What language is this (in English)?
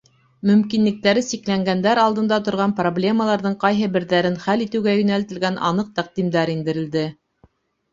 Bashkir